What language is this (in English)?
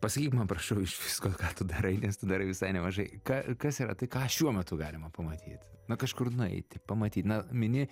Lithuanian